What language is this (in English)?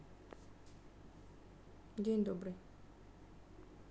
Russian